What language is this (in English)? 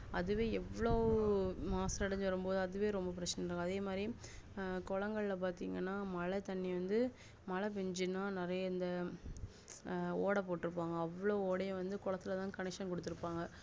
Tamil